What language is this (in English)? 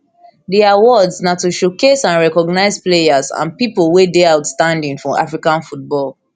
Nigerian Pidgin